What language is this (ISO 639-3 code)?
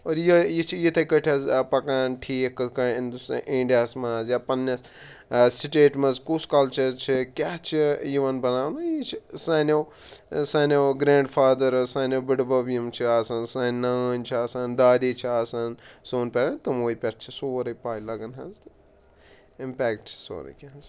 kas